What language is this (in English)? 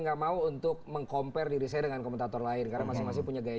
Indonesian